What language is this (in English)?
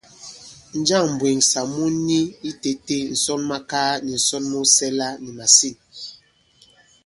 Bankon